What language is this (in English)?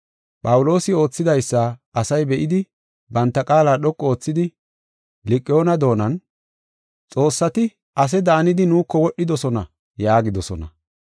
Gofa